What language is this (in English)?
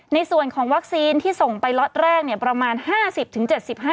Thai